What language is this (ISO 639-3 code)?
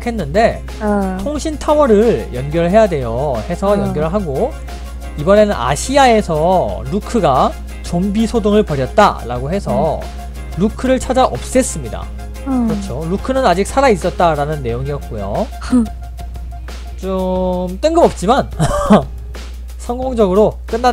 kor